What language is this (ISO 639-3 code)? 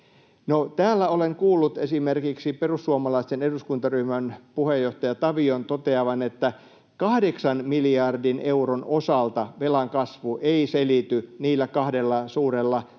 fin